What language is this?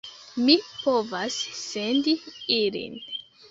Esperanto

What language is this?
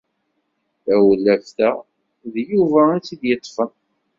Kabyle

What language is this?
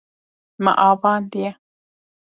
Kurdish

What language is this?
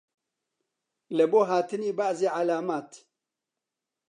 Central Kurdish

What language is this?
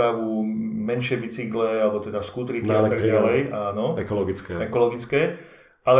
Slovak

